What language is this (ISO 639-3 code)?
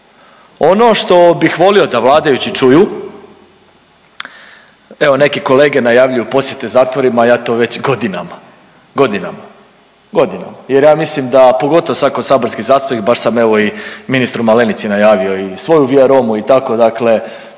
hrv